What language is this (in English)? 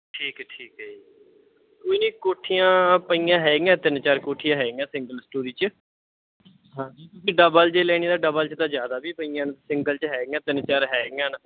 Punjabi